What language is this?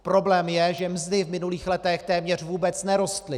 Czech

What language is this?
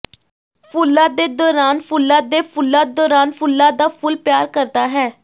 Punjabi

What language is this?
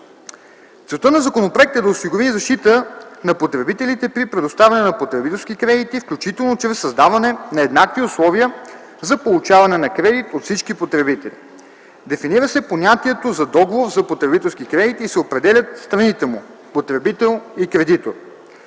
Bulgarian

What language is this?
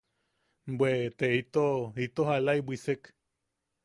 Yaqui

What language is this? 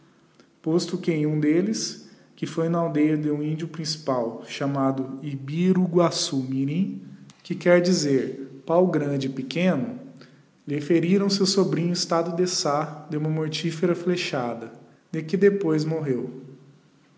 Portuguese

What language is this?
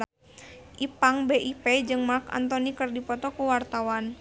Sundanese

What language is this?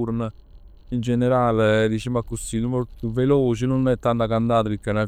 Neapolitan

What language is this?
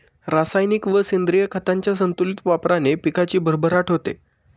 Marathi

